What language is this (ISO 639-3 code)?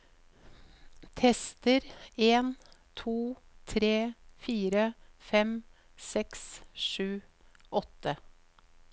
nor